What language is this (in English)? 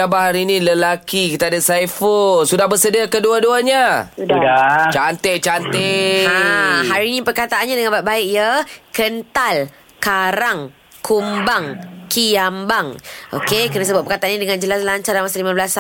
Malay